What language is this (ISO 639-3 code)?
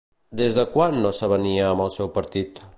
cat